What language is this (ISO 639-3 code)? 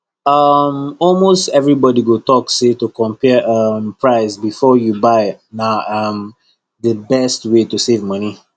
pcm